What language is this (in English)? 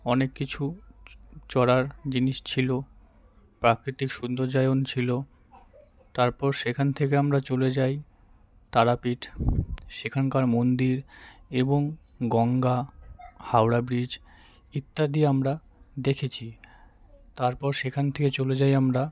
Bangla